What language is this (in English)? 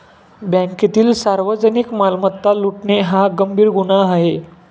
Marathi